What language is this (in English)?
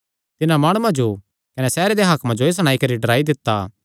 Kangri